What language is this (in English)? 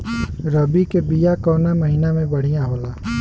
Bhojpuri